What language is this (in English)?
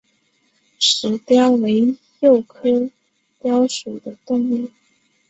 Chinese